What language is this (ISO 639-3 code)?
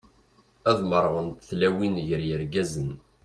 kab